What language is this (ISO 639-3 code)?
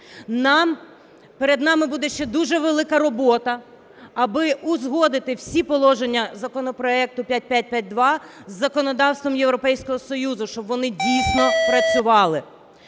ukr